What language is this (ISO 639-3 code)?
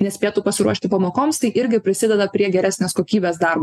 lit